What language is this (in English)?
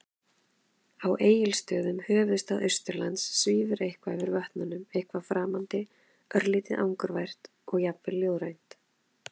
Icelandic